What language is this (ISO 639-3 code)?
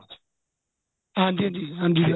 pan